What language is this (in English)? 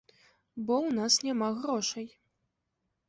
Belarusian